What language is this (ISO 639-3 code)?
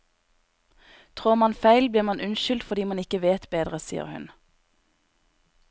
nor